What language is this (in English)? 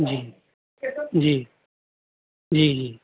Urdu